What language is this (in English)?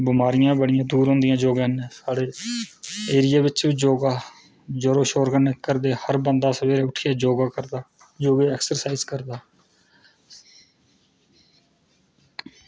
Dogri